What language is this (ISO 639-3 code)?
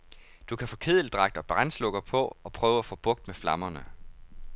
dan